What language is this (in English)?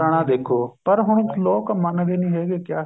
Punjabi